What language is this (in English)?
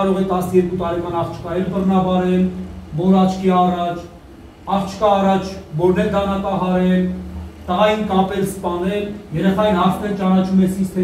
Romanian